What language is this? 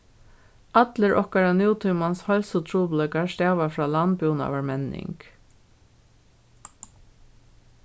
Faroese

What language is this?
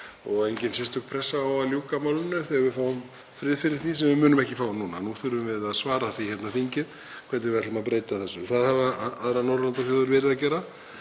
Icelandic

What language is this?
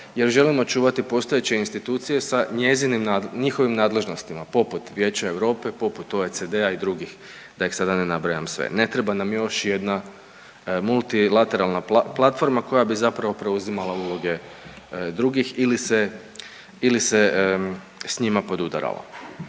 Croatian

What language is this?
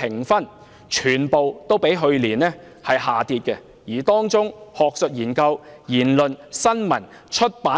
Cantonese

